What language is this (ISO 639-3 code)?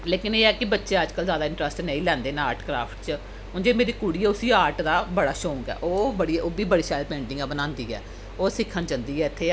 doi